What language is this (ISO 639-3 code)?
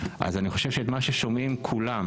heb